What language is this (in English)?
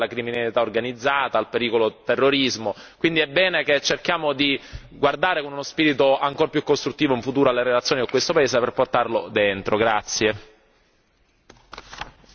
Italian